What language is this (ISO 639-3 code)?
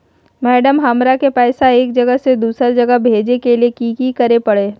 mag